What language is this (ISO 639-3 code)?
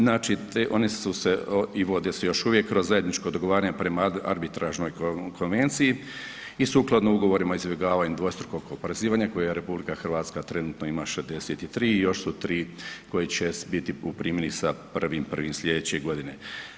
hrv